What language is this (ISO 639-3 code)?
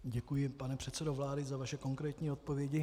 ces